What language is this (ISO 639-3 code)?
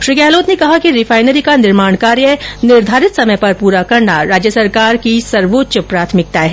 hin